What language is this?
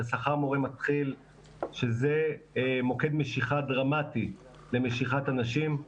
Hebrew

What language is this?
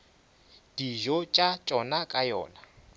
Northern Sotho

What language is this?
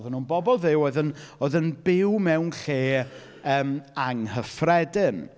Welsh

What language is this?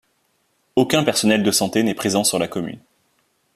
French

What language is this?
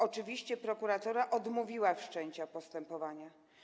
Polish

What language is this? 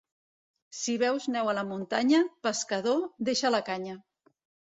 Catalan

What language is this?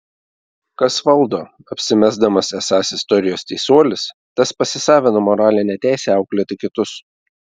Lithuanian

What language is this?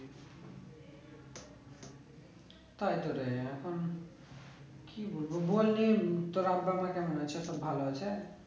Bangla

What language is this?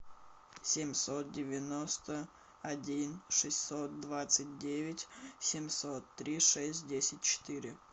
Russian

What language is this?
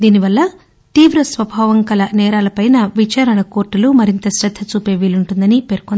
Telugu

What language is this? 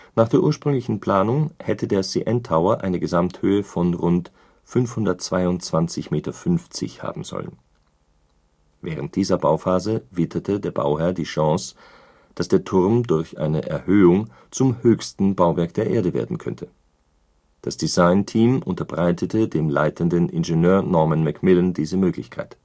German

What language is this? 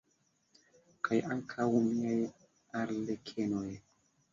Esperanto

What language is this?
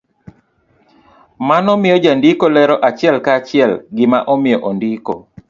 Luo (Kenya and Tanzania)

